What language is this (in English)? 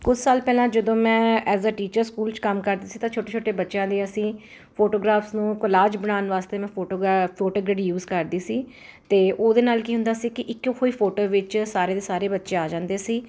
Punjabi